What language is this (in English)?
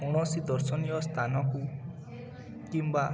Odia